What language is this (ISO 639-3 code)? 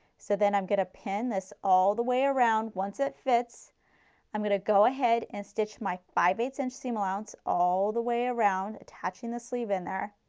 eng